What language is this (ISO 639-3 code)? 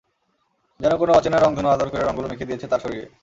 ben